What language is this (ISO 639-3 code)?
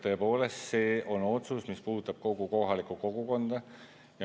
est